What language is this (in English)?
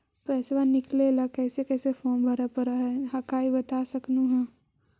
Magahi